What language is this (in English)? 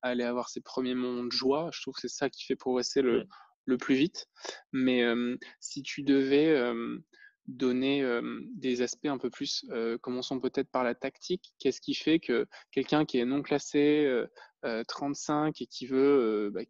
French